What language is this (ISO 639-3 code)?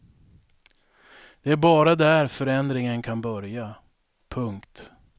swe